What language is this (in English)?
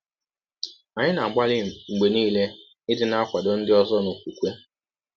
Igbo